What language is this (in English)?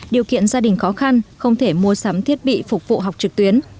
Vietnamese